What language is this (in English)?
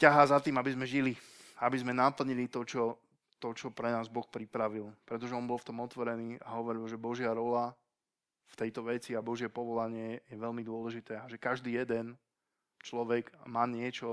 Slovak